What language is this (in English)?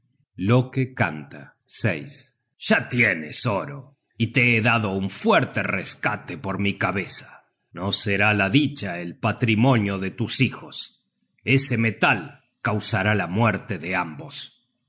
Spanish